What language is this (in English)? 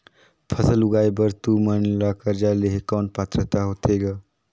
Chhattisgarhi